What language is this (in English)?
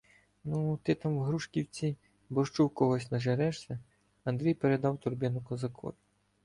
Ukrainian